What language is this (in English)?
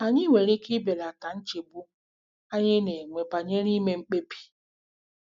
Igbo